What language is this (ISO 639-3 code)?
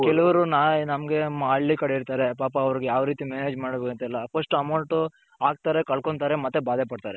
kan